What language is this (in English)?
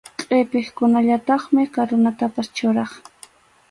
Arequipa-La Unión Quechua